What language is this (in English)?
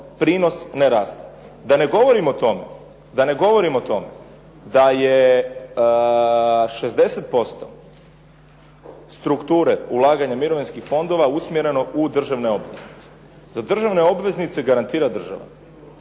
Croatian